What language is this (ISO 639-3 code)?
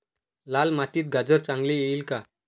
mar